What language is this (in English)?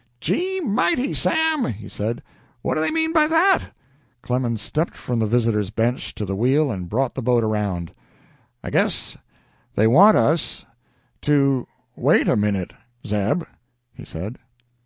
English